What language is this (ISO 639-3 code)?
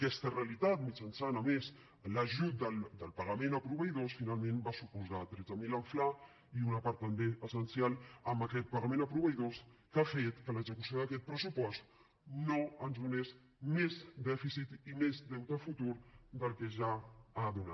cat